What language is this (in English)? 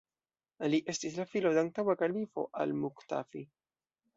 Esperanto